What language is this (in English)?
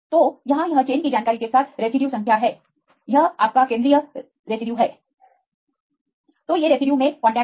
Hindi